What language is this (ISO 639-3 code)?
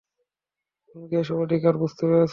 ben